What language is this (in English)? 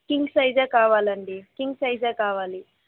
Telugu